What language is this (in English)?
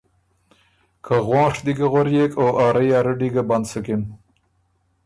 Ormuri